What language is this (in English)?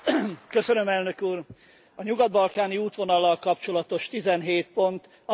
Hungarian